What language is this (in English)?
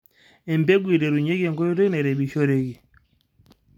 Masai